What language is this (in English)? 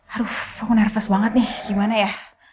Indonesian